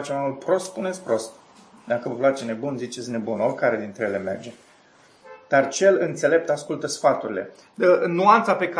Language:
Romanian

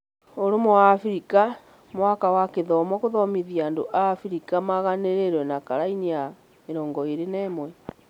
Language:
Kikuyu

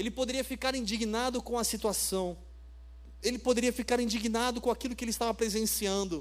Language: Portuguese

